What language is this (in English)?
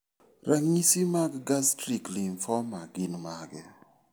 Luo (Kenya and Tanzania)